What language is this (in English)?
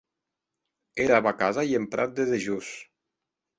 Occitan